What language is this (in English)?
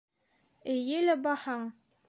Bashkir